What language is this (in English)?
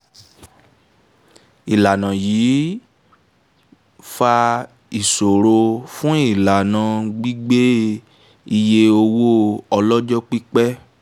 Yoruba